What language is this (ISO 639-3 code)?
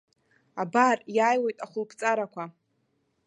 abk